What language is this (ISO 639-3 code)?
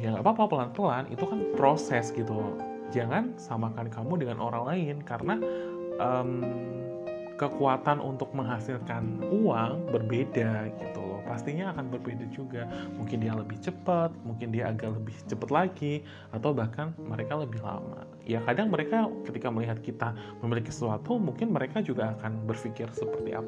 ind